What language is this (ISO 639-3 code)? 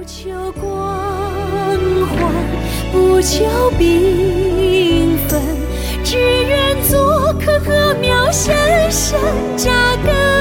zho